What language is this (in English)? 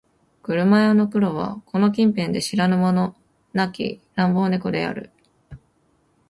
Japanese